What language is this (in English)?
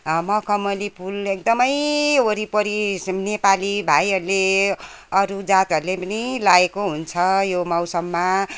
Nepali